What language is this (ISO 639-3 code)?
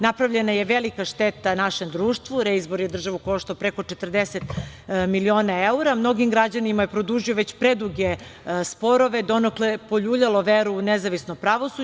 srp